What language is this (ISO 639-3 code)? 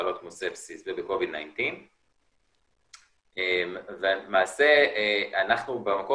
heb